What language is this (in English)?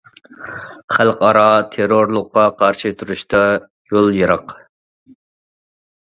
Uyghur